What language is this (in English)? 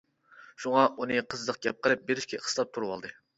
Uyghur